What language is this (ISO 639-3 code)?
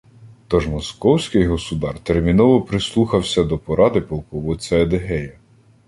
ukr